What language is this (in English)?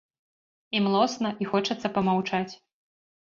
Belarusian